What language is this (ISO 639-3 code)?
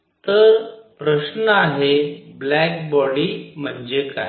mar